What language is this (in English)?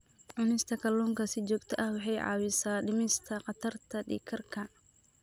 Somali